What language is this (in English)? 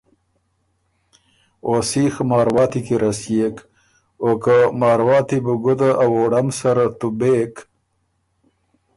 Ormuri